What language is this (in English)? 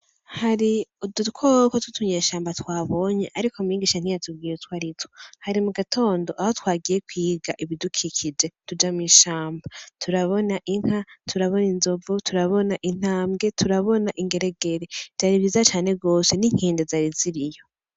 Rundi